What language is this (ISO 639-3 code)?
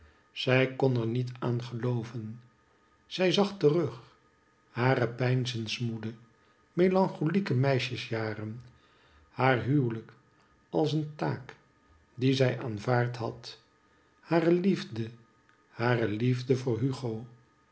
nld